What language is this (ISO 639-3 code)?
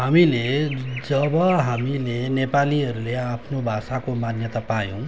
nep